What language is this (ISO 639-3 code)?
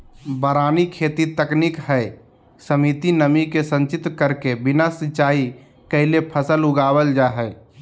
mag